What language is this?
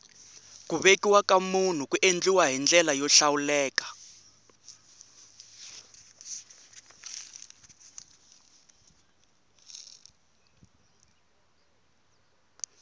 Tsonga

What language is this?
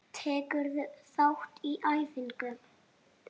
Icelandic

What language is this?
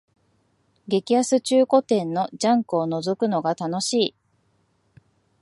Japanese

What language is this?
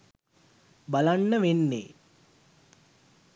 Sinhala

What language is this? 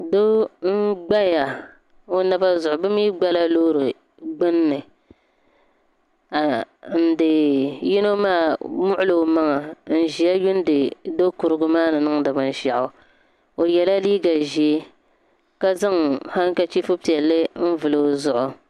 Dagbani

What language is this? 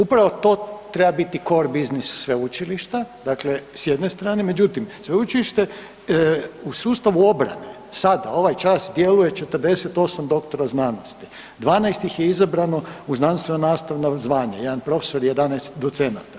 Croatian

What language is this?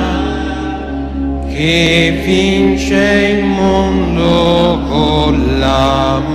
Italian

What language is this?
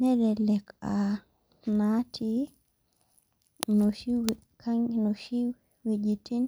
Masai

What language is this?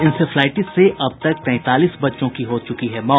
Hindi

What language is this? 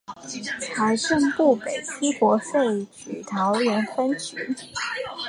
Chinese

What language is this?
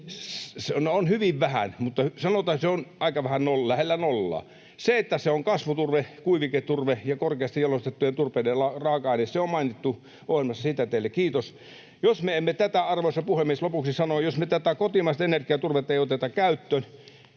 Finnish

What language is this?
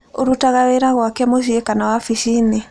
Kikuyu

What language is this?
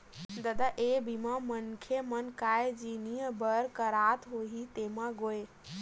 Chhattisgarhi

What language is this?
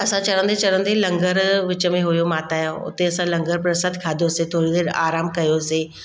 Sindhi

